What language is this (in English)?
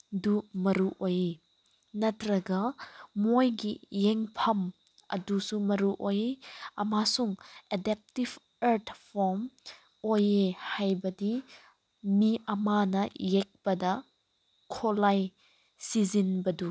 Manipuri